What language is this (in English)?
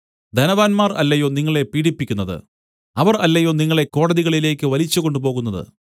Malayalam